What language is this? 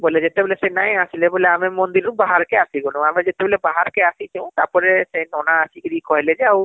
Odia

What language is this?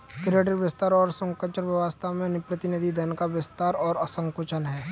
Hindi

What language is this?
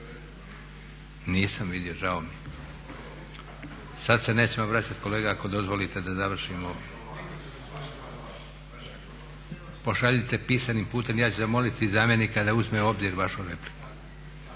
Croatian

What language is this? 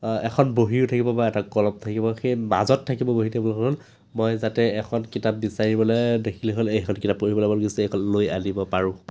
Assamese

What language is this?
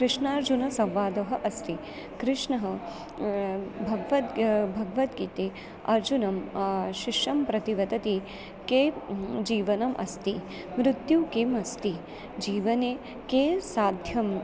Sanskrit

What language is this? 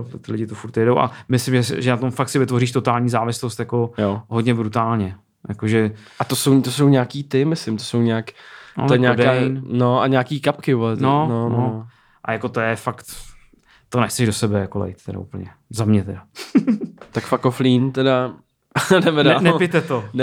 Czech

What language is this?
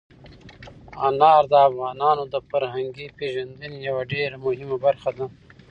Pashto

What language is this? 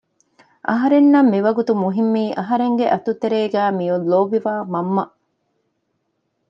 Divehi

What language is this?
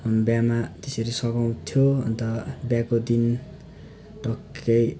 Nepali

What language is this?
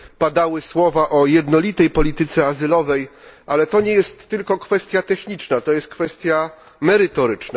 Polish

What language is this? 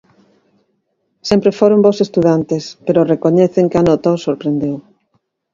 Galician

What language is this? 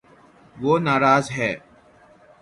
Urdu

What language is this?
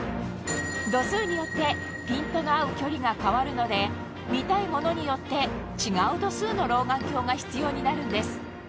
Japanese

